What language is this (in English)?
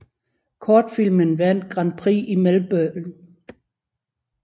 Danish